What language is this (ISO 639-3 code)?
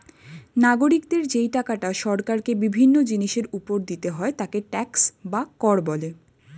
ben